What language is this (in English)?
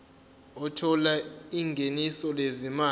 Zulu